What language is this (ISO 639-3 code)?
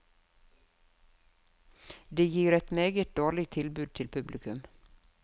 nor